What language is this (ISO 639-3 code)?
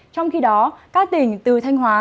vie